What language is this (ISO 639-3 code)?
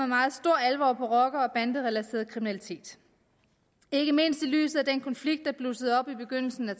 dan